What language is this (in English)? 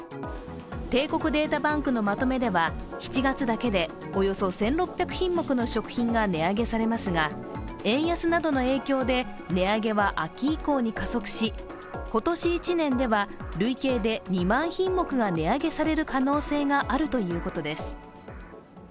Japanese